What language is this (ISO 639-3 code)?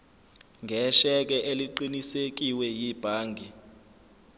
zul